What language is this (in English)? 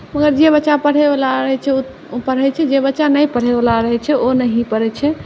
Maithili